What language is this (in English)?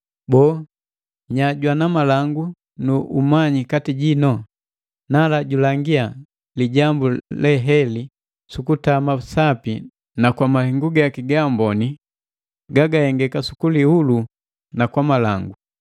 Matengo